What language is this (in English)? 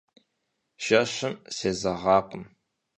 Kabardian